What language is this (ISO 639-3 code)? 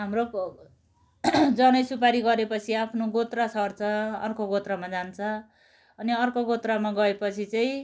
nep